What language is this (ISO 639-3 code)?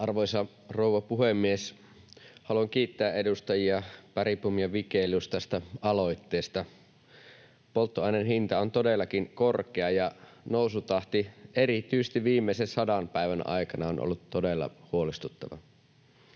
fin